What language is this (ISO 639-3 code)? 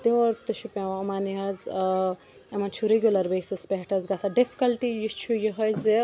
kas